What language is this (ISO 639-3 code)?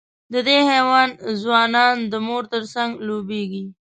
pus